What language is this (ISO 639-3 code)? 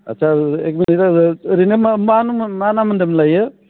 brx